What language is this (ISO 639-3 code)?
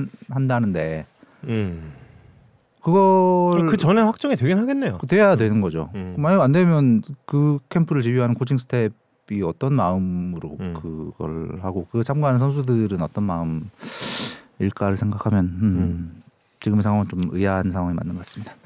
kor